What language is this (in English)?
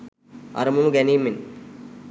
Sinhala